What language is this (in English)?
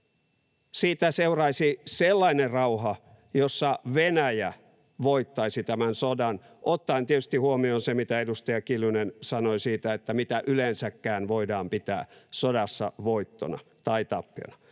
Finnish